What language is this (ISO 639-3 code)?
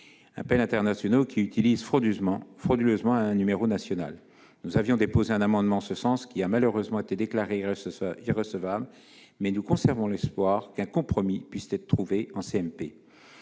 fra